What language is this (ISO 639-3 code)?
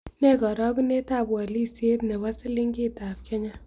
kln